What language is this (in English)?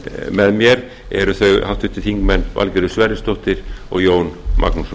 Icelandic